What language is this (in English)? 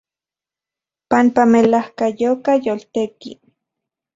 Central Puebla Nahuatl